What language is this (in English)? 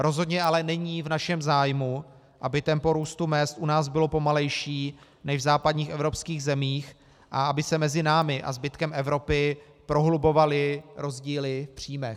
Czech